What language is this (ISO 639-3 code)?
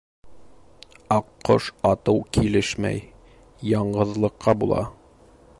bak